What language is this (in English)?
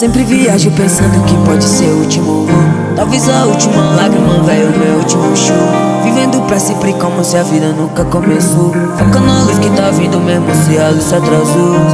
Romanian